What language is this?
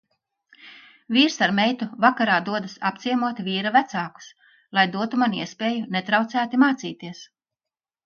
Latvian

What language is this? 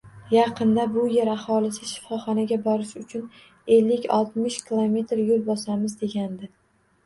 Uzbek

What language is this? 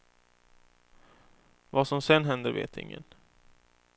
Swedish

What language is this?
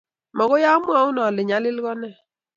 Kalenjin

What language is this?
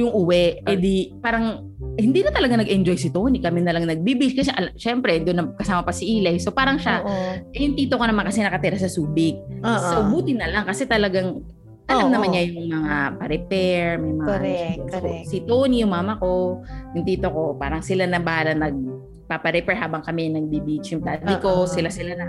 Filipino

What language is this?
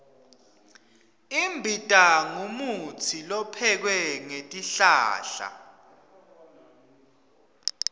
Swati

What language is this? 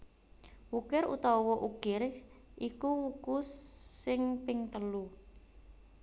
Javanese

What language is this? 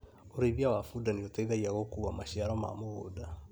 Kikuyu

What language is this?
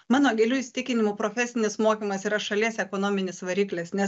Lithuanian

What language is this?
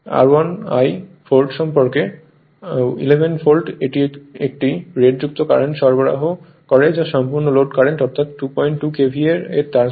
Bangla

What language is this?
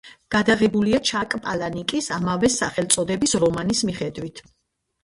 Georgian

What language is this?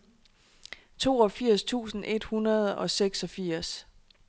Danish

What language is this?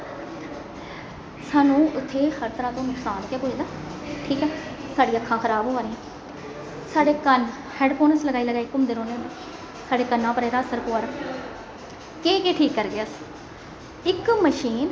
Dogri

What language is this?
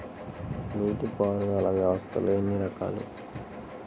Telugu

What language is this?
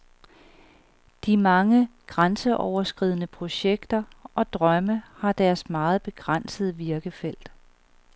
Danish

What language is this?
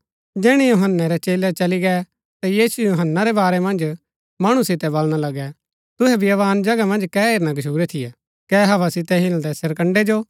Gaddi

